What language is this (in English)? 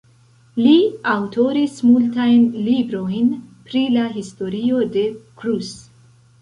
Esperanto